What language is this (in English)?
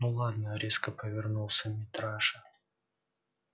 Russian